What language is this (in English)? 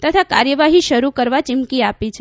Gujarati